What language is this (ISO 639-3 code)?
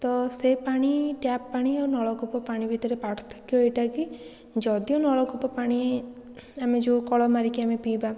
ori